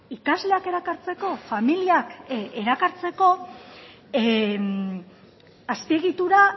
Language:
Basque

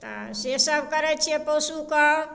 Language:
Maithili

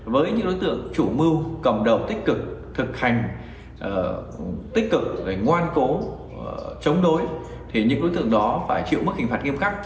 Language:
Vietnamese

